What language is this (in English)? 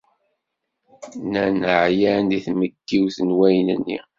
Kabyle